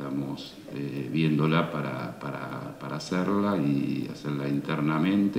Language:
Spanish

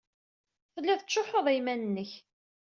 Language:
Kabyle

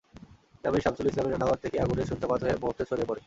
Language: Bangla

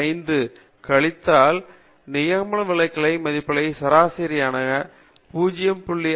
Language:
Tamil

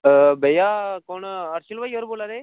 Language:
Dogri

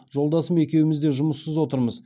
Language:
Kazakh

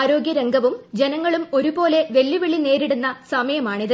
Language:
Malayalam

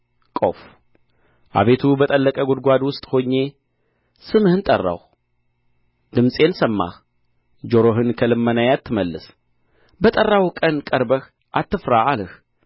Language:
Amharic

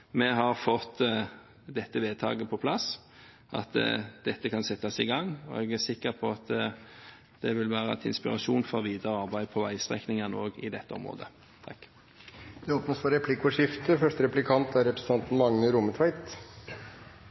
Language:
Norwegian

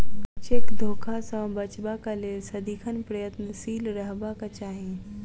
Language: Maithili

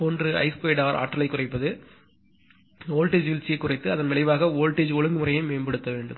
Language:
Tamil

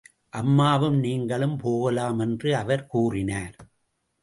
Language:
Tamil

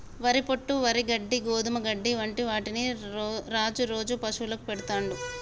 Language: Telugu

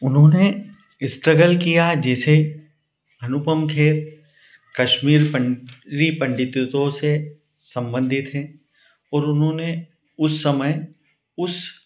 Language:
Hindi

